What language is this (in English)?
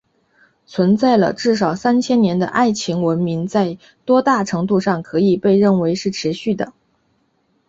Chinese